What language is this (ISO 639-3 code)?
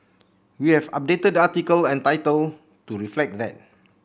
eng